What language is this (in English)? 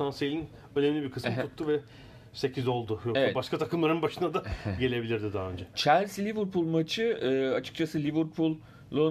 Turkish